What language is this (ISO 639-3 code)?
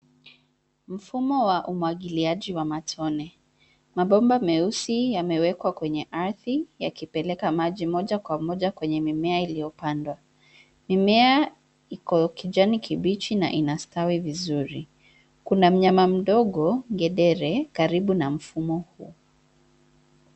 swa